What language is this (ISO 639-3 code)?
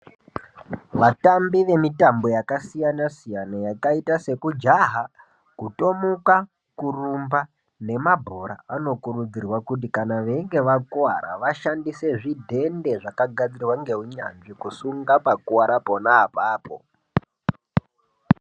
ndc